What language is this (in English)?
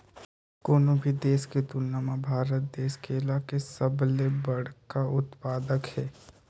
Chhattisgarhi